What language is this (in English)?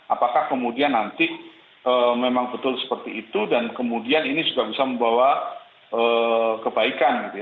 Indonesian